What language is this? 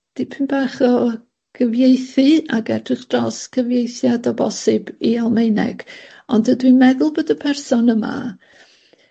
Welsh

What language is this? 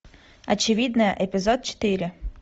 Russian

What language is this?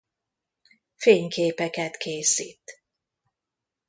Hungarian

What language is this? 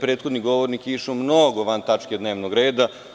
Serbian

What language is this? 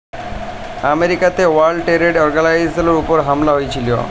Bangla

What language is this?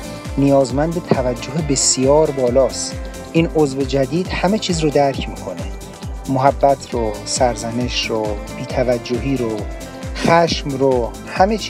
Persian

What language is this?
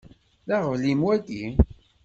Kabyle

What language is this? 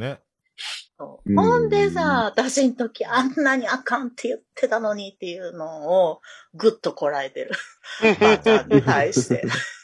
Japanese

